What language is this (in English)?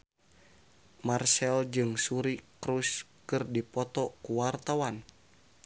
Sundanese